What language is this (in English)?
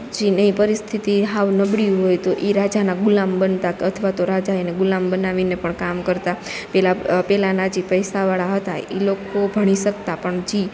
Gujarati